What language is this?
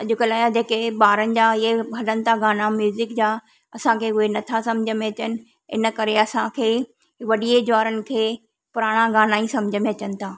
Sindhi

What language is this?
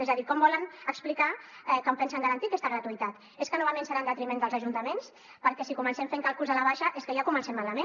Catalan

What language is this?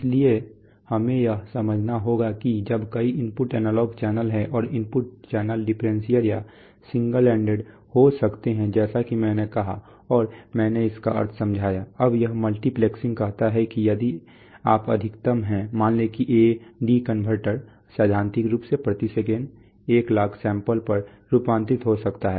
Hindi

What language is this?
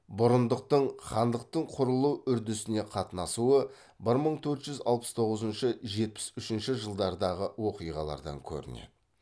Kazakh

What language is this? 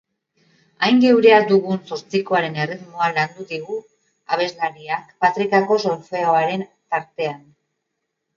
Basque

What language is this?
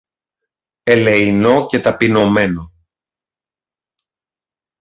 Greek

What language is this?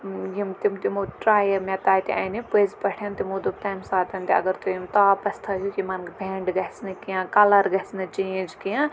Kashmiri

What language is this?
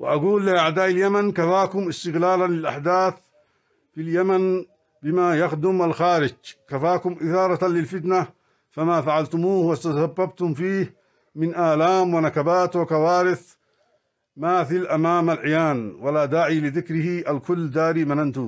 Arabic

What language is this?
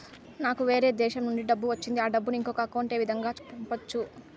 Telugu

